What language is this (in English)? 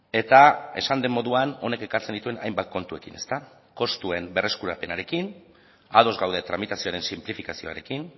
Basque